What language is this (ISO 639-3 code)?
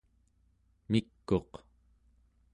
esu